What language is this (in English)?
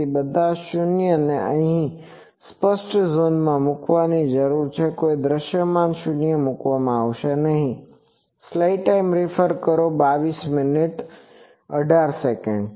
Gujarati